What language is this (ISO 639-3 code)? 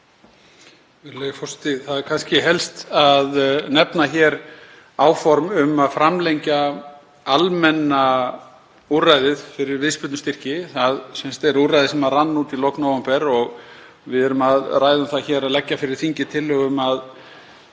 isl